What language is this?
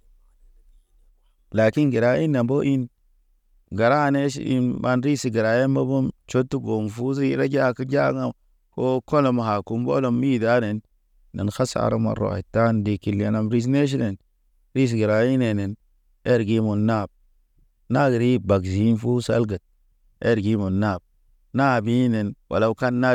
Naba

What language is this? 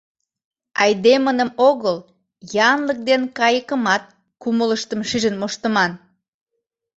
Mari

